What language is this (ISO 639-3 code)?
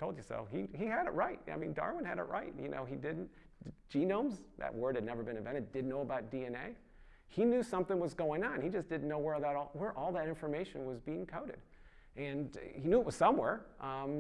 eng